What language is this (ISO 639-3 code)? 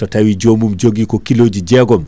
ful